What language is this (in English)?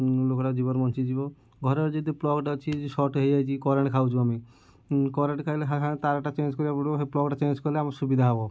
Odia